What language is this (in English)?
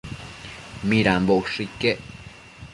Matsés